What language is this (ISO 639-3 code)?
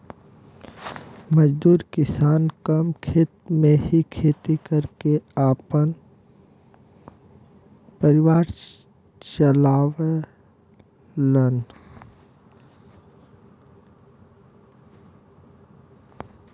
bho